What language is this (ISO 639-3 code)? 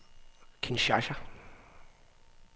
dan